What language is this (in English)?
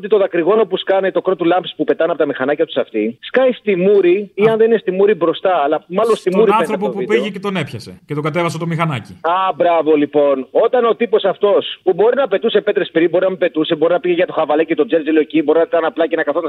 Greek